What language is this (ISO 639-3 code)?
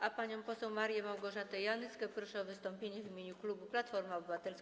pol